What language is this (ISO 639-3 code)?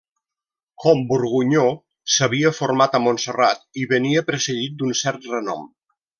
cat